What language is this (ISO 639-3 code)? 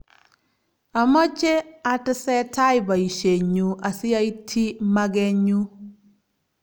kln